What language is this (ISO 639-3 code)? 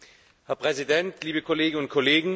deu